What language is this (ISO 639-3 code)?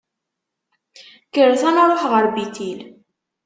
kab